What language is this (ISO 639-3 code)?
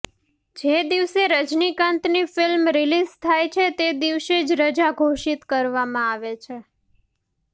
guj